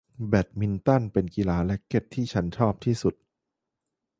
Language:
Thai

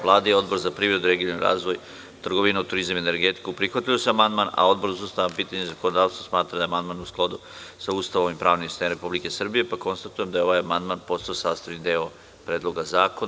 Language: Serbian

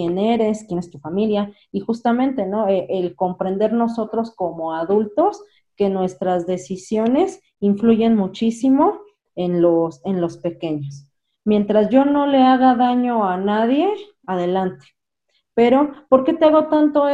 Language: Spanish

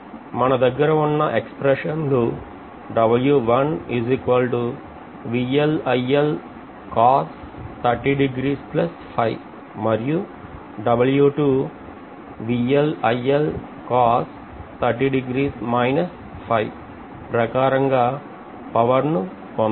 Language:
Telugu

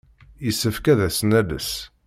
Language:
Kabyle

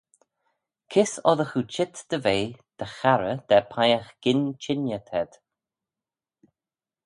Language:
Manx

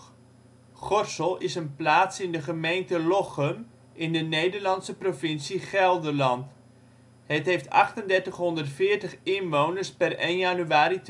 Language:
Dutch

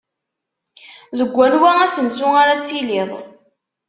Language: Kabyle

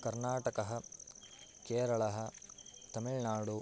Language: Sanskrit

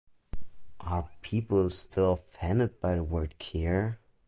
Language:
English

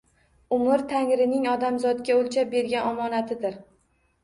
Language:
Uzbek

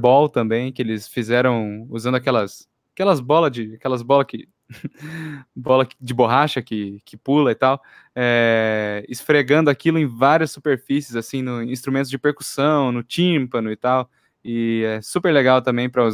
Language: Portuguese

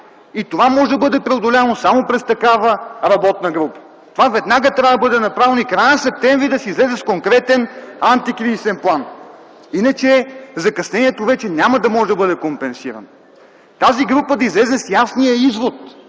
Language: Bulgarian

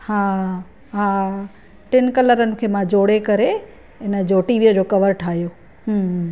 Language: Sindhi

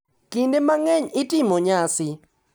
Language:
Luo (Kenya and Tanzania)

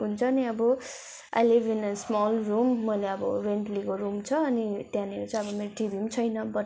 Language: Nepali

